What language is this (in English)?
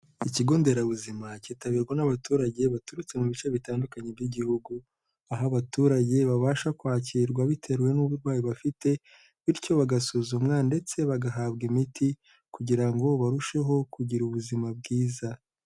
Kinyarwanda